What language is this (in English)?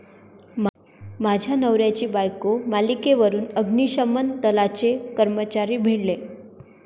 Marathi